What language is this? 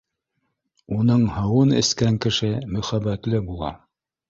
Bashkir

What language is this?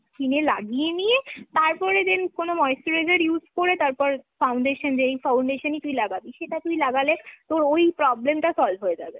Bangla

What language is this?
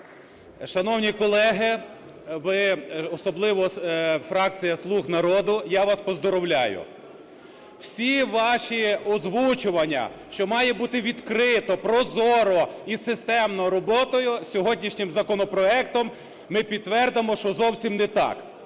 Ukrainian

